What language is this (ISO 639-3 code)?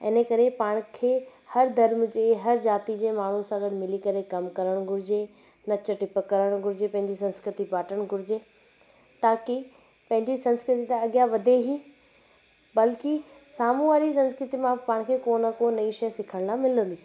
snd